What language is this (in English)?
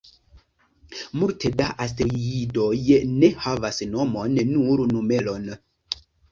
Esperanto